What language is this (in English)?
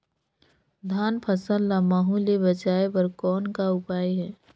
Chhattisgarhi